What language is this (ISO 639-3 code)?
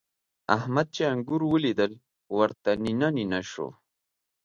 pus